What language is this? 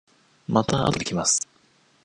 Japanese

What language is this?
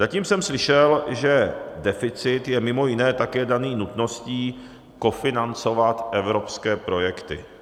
Czech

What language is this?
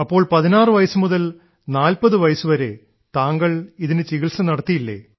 Malayalam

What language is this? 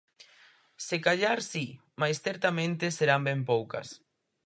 Galician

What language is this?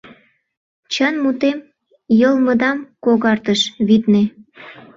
Mari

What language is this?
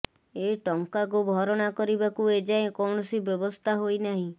Odia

